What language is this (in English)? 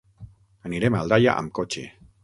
Catalan